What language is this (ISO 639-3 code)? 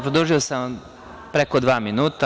srp